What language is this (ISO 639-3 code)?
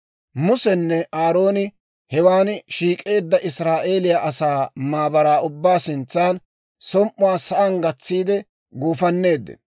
dwr